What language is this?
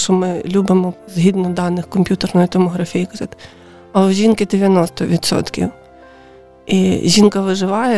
Ukrainian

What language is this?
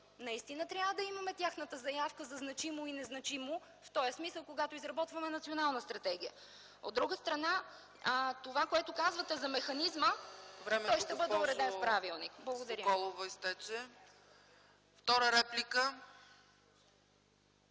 Bulgarian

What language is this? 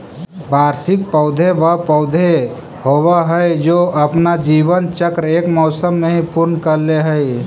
Magahi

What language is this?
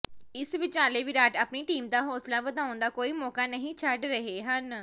Punjabi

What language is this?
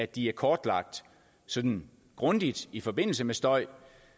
Danish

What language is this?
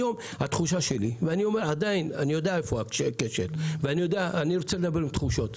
Hebrew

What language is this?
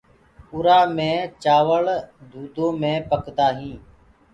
Gurgula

